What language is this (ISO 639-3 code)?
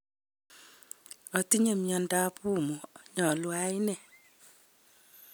kln